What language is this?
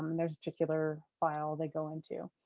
English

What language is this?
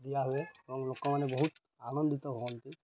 Odia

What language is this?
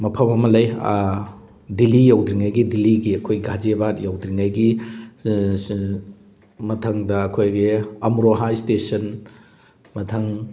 Manipuri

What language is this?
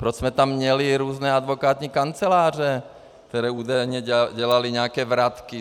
Czech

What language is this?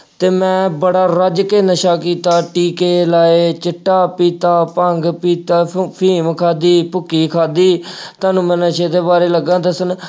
Punjabi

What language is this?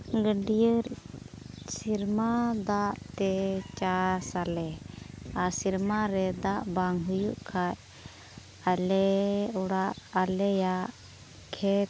Santali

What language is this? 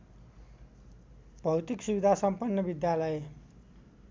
Nepali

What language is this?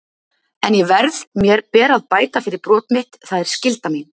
Icelandic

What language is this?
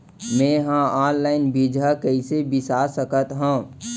Chhattisgarhi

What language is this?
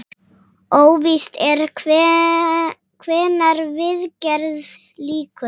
Icelandic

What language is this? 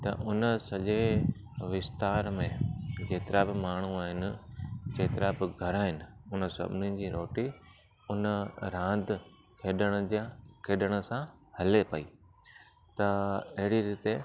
Sindhi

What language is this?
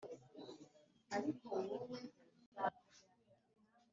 Kinyarwanda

